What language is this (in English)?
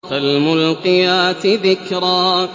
Arabic